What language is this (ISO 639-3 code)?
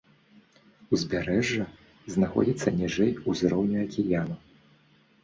bel